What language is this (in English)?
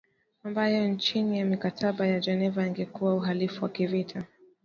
Swahili